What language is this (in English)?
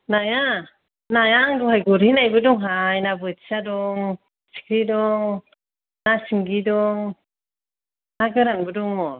Bodo